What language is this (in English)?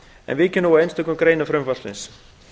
Icelandic